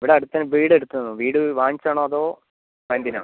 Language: Malayalam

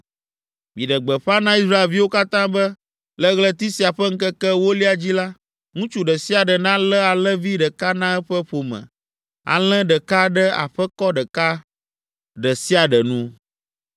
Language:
Ewe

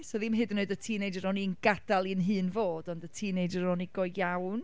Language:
Welsh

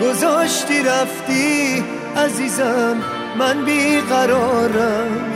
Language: Persian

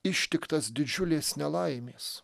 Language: Lithuanian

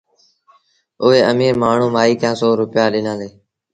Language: Sindhi Bhil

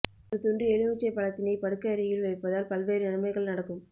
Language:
Tamil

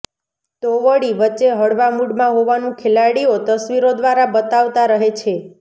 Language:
Gujarati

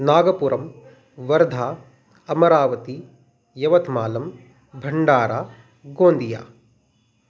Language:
Sanskrit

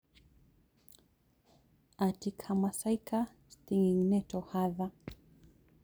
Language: Kikuyu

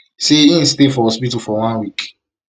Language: Nigerian Pidgin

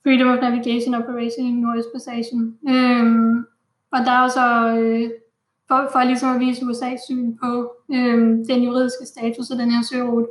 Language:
Danish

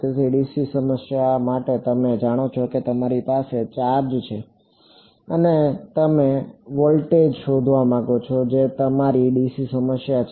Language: Gujarati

